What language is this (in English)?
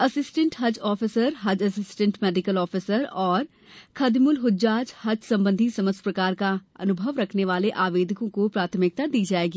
Hindi